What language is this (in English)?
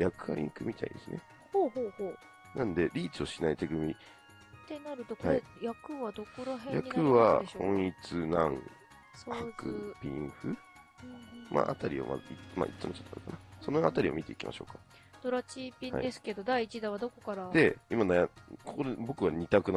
Japanese